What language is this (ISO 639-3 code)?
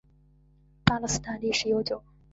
zho